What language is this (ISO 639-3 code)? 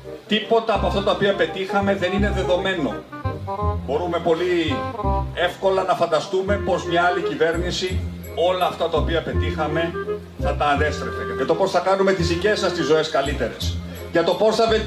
ell